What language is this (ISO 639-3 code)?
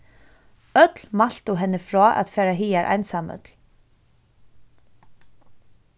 fao